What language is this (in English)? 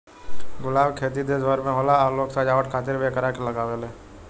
Bhojpuri